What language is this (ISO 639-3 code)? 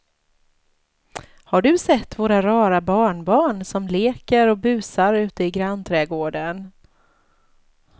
swe